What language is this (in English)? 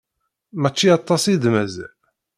Kabyle